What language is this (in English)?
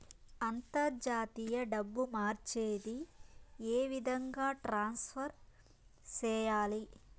Telugu